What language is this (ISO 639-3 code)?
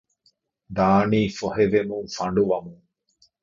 div